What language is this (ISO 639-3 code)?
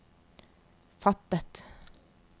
nor